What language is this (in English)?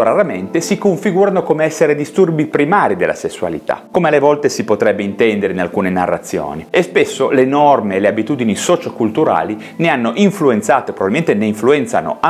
Italian